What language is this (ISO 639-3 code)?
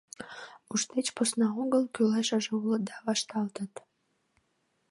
chm